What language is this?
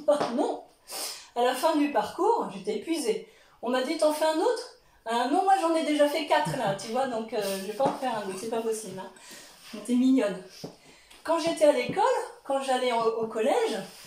French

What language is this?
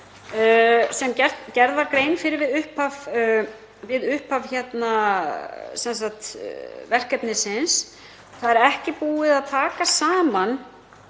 Icelandic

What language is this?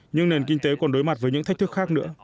Vietnamese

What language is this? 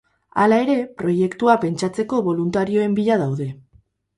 Basque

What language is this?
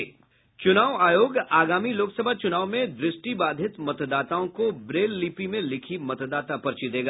Hindi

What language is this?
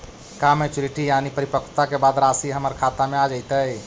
Magahi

